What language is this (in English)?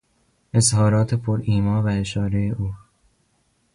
Persian